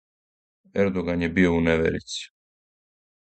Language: Serbian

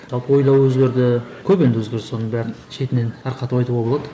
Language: Kazakh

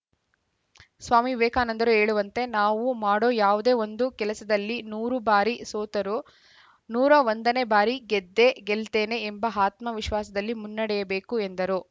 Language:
Kannada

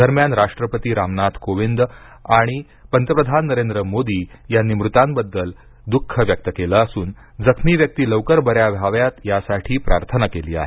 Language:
Marathi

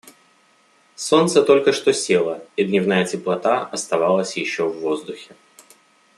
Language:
Russian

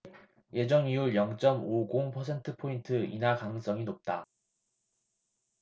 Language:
Korean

